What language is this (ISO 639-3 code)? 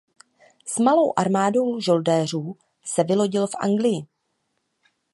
ces